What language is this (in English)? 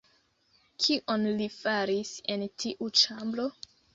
Esperanto